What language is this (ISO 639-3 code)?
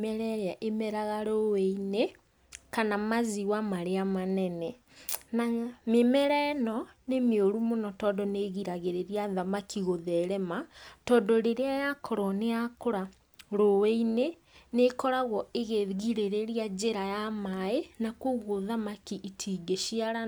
kik